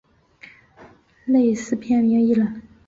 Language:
Chinese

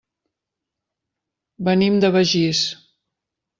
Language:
Catalan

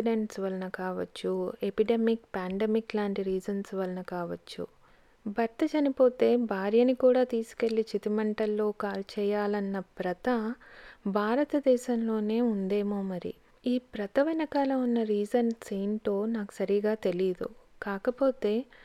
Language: Telugu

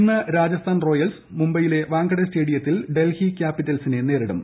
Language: Malayalam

